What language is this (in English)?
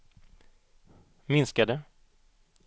Swedish